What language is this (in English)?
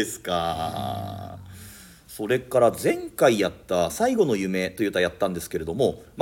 Japanese